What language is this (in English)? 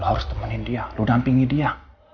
Indonesian